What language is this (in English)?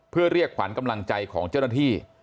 Thai